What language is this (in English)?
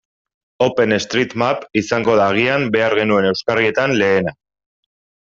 Basque